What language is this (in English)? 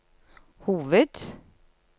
Norwegian